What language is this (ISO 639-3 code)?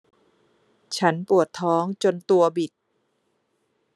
tha